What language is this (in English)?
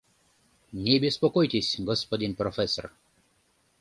Mari